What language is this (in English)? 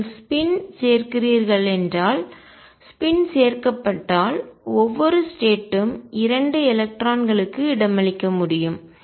Tamil